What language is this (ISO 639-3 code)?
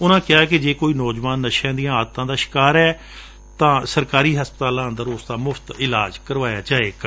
pan